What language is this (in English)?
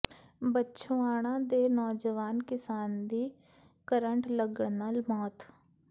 Punjabi